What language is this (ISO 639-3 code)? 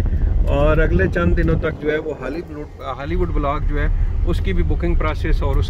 hin